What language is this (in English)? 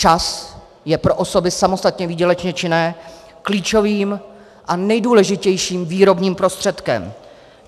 Czech